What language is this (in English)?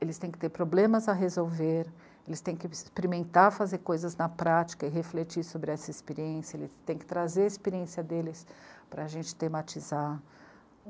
Portuguese